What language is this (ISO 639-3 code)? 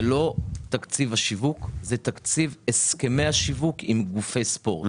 heb